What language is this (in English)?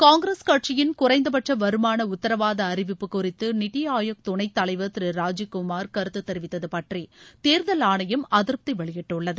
Tamil